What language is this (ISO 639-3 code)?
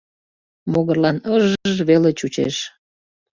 chm